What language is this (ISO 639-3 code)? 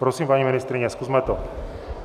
ces